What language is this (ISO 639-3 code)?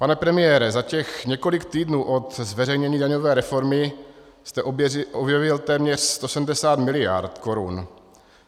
ces